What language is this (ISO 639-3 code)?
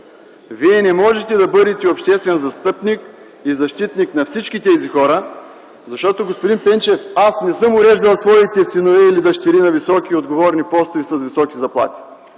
bul